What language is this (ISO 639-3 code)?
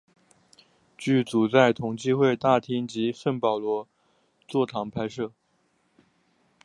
zho